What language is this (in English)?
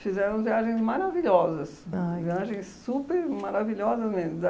Portuguese